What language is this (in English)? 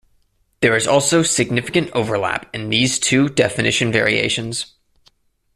English